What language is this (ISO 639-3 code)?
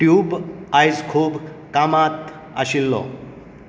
kok